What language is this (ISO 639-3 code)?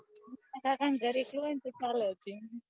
guj